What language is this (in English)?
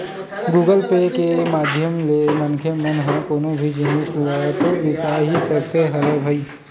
Chhattisgarhi